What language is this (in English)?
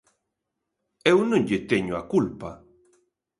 Galician